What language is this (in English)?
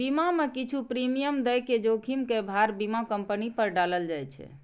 Maithili